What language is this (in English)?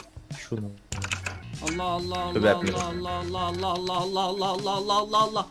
Turkish